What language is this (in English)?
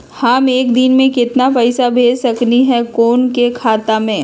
Magahi